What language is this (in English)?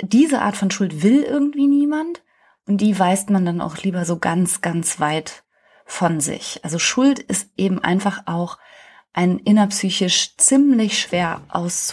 German